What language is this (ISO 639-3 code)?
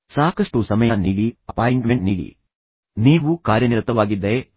kan